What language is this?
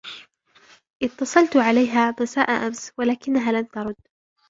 Arabic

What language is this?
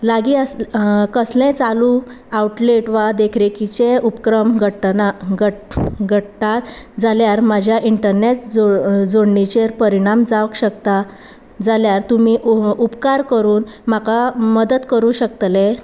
Konkani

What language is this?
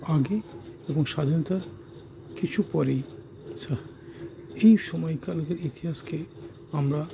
Bangla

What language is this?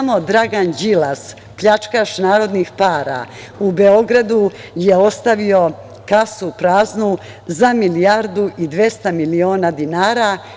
Serbian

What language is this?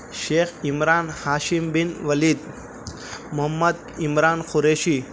Urdu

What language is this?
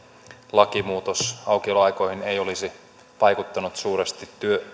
Finnish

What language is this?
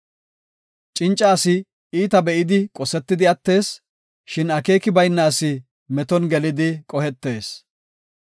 Gofa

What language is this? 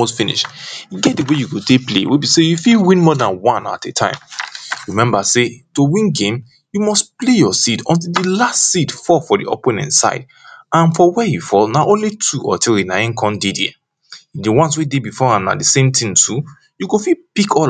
Nigerian Pidgin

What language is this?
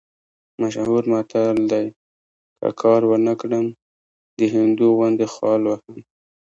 Pashto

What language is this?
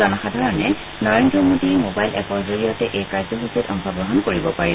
Assamese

